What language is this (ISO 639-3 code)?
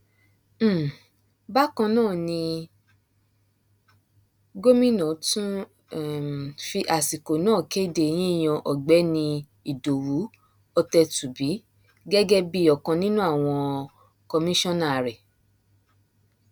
yor